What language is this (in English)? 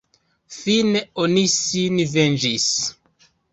Esperanto